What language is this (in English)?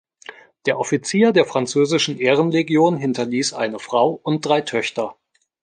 German